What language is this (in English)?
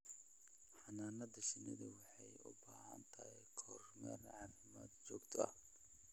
Somali